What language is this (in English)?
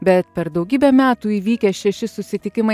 Lithuanian